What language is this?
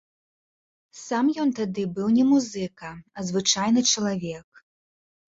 Belarusian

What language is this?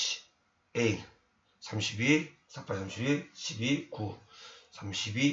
Korean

